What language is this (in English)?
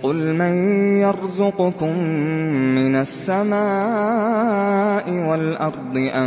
Arabic